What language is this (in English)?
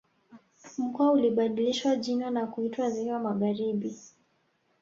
Swahili